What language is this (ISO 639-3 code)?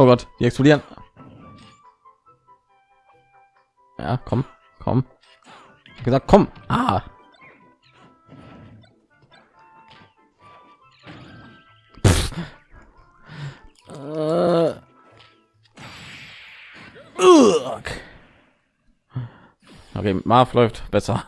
deu